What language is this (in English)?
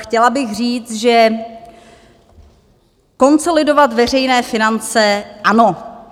Czech